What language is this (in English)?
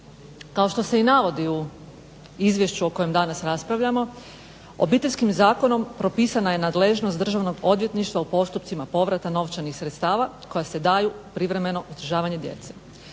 Croatian